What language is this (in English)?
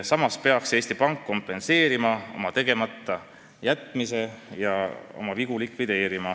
Estonian